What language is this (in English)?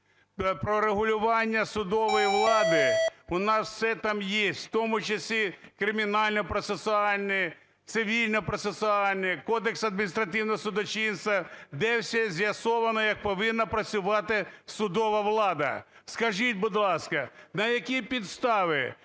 Ukrainian